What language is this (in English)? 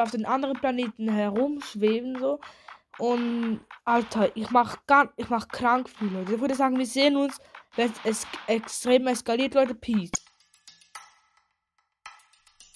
German